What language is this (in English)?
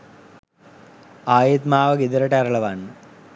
Sinhala